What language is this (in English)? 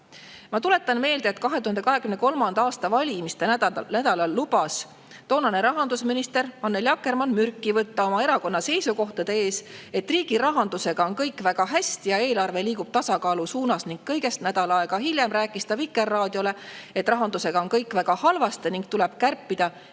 Estonian